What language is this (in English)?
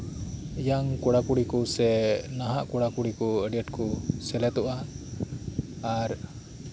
Santali